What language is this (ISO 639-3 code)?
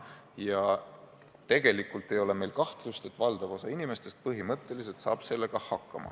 est